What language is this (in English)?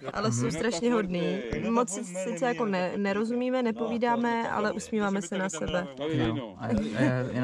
Czech